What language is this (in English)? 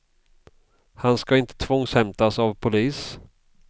Swedish